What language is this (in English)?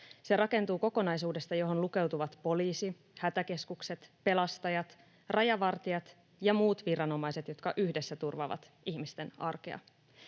Finnish